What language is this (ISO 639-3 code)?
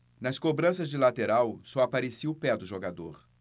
por